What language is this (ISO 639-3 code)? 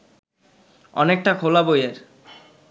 ben